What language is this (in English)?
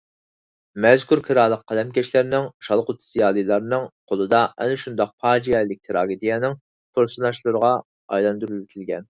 Uyghur